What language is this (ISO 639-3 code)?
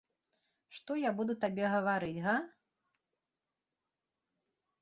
bel